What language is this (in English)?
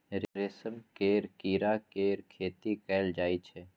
Maithili